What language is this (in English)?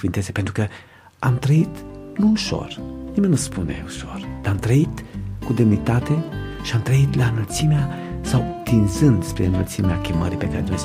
Romanian